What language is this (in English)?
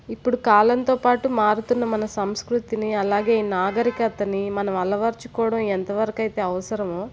Telugu